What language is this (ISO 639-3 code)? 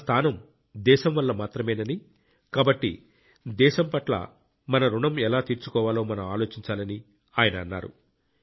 tel